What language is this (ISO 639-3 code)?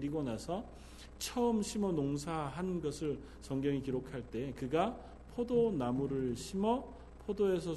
kor